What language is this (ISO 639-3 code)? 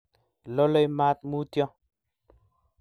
kln